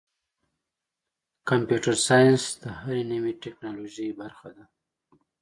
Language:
Pashto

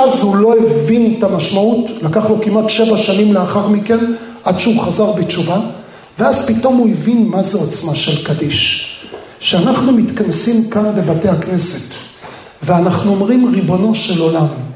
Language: Hebrew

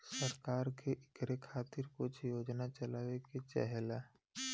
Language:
Bhojpuri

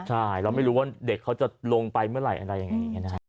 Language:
Thai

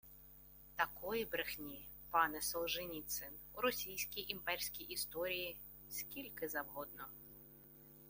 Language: Ukrainian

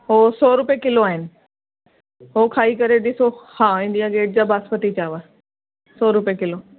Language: Sindhi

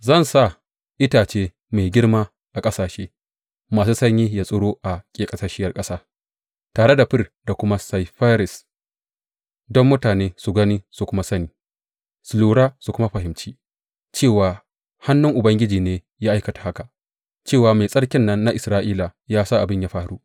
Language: Hausa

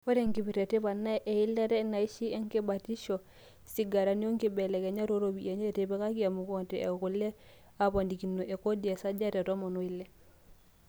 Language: Masai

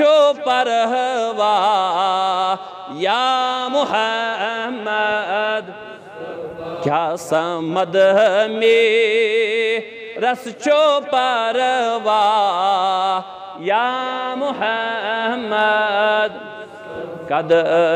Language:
Arabic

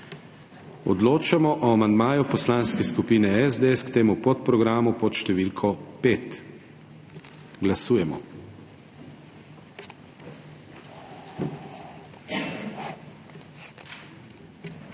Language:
Slovenian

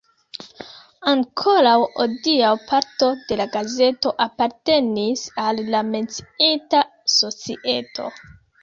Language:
Esperanto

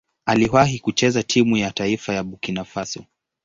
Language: Swahili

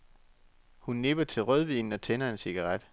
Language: Danish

